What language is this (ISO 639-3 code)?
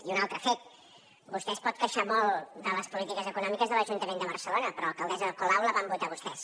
cat